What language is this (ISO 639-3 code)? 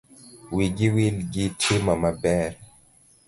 luo